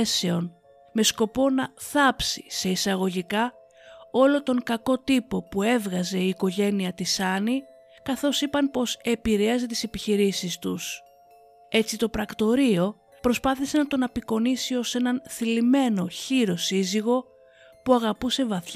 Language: Greek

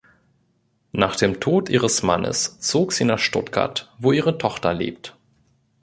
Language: German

